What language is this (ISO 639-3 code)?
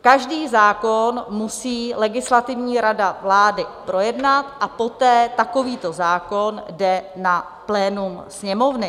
ces